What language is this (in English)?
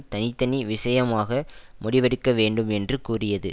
Tamil